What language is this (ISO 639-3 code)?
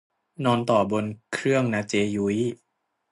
tha